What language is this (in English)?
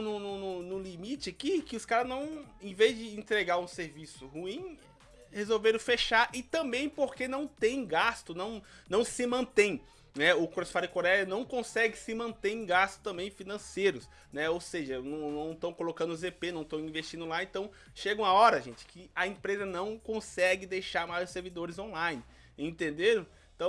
Portuguese